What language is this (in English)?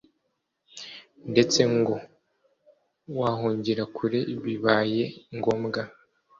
Kinyarwanda